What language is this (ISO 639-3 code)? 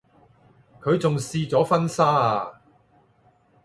yue